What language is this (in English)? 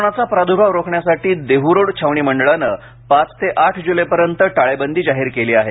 Marathi